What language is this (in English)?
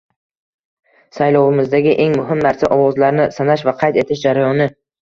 Uzbek